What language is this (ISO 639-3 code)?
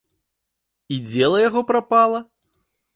bel